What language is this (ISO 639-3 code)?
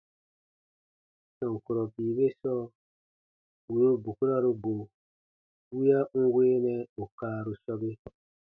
bba